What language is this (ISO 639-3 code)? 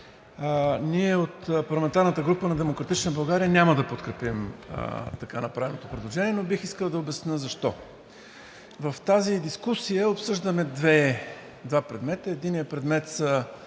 bul